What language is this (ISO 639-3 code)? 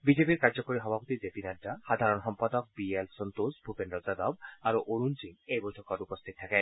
asm